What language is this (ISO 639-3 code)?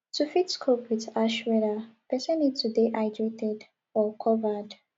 pcm